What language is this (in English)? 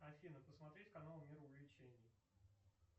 Russian